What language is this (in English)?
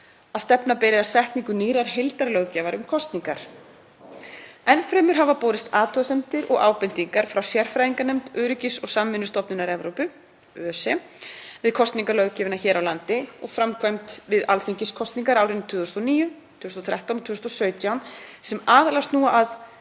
Icelandic